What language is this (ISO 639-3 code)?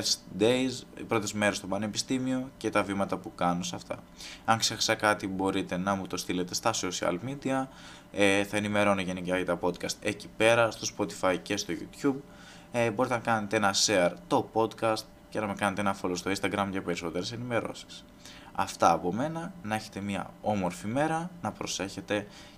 ell